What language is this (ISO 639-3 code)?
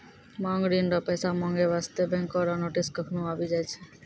mai